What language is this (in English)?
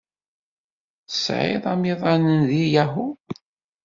Kabyle